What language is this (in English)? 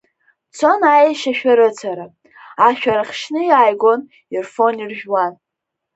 Abkhazian